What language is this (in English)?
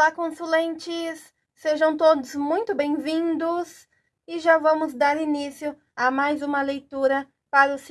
Portuguese